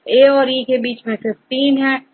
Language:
Hindi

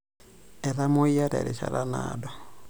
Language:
Masai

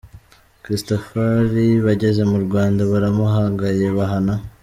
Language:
Kinyarwanda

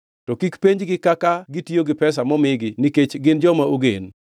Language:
Luo (Kenya and Tanzania)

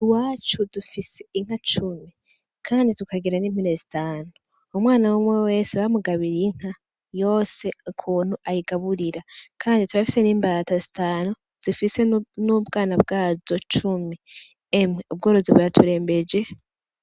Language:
Rundi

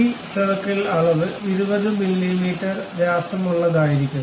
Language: Malayalam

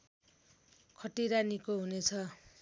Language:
Nepali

